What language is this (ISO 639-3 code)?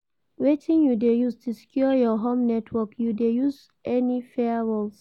pcm